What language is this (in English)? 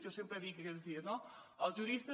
Catalan